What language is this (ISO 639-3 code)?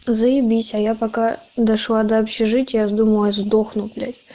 rus